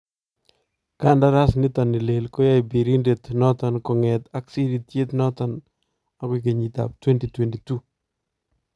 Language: Kalenjin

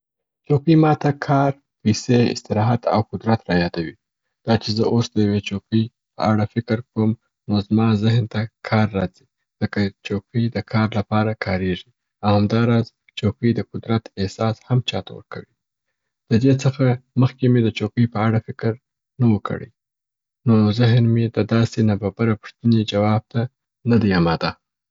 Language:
Southern Pashto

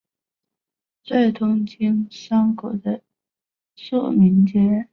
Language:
Chinese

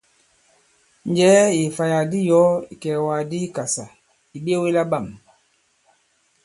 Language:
Bankon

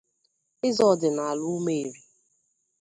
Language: Igbo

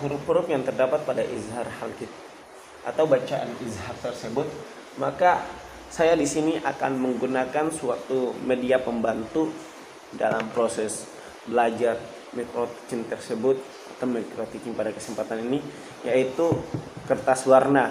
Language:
Indonesian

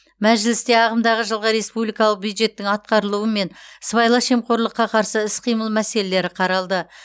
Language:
Kazakh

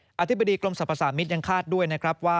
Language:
Thai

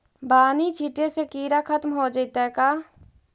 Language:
Magahi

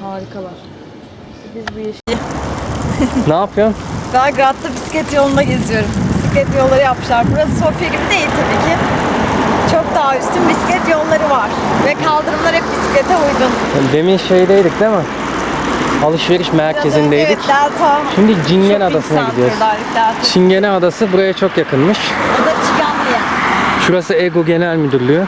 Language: Turkish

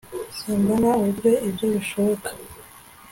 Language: Kinyarwanda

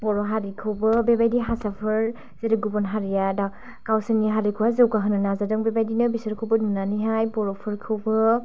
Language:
Bodo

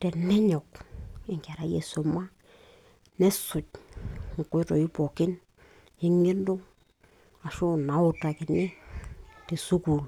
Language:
Masai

